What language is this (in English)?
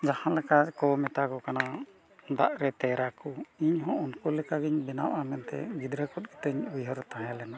Santali